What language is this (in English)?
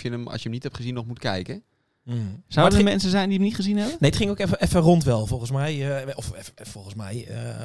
Dutch